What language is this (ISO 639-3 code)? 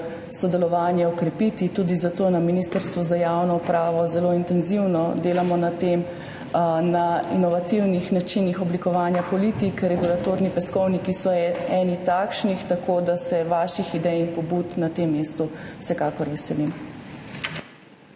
slv